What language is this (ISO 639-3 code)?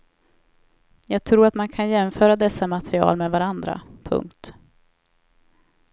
swe